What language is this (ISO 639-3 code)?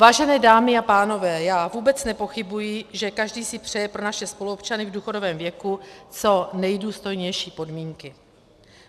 ces